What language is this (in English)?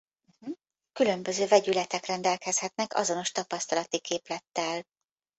Hungarian